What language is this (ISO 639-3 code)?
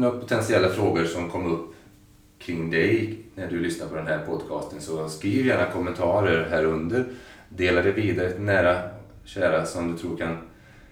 swe